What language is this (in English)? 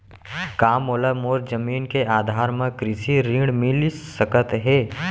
Chhattisgarhi